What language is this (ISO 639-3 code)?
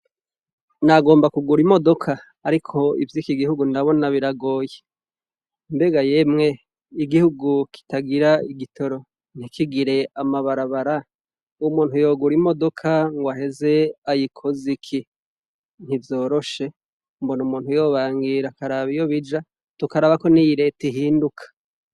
run